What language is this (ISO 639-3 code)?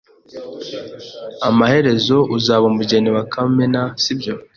kin